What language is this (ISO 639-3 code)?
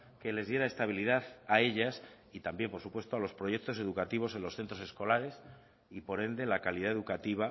spa